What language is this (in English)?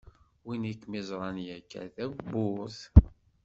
Kabyle